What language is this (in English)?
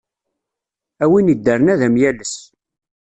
Kabyle